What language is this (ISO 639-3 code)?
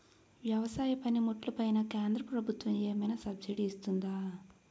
tel